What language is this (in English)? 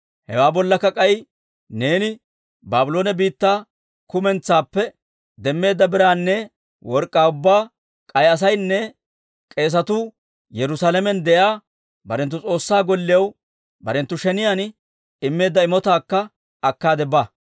Dawro